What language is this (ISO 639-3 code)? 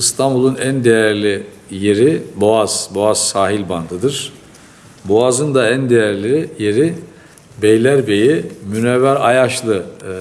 tur